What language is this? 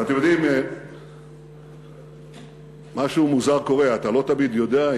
Hebrew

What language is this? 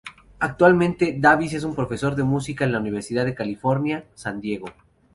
Spanish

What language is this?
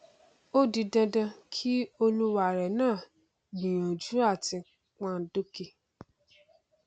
Yoruba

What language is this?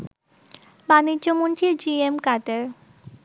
Bangla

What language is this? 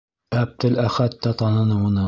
Bashkir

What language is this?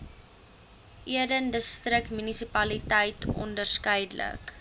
Afrikaans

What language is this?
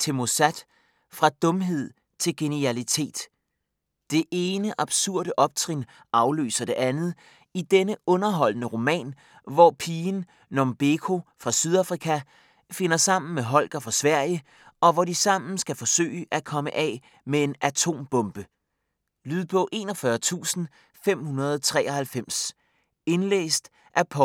Danish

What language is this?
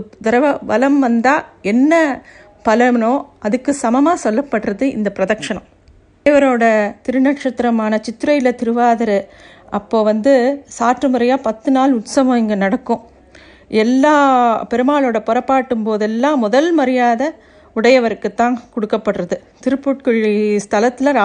Tamil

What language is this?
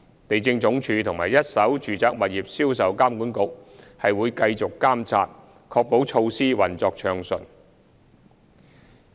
Cantonese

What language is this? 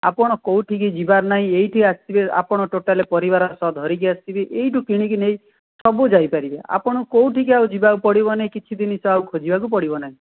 Odia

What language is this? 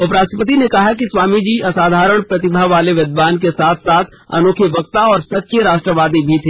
Hindi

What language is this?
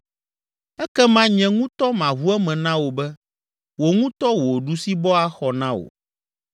Ewe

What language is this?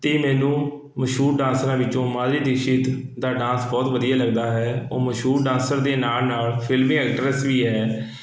Punjabi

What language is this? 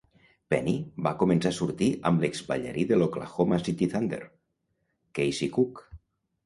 Catalan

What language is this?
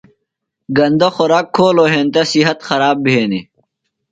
Phalura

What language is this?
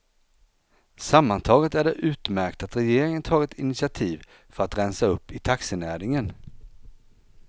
Swedish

